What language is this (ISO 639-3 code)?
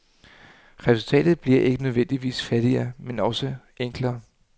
dan